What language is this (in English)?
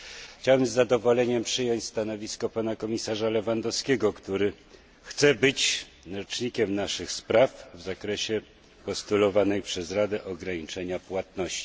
Polish